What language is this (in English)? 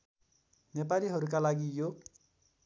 Nepali